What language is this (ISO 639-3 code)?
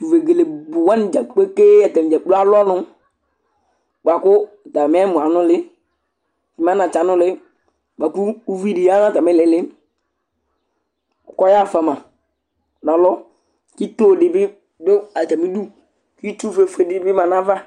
kpo